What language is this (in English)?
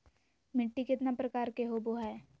Magahi